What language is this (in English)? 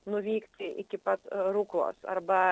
Lithuanian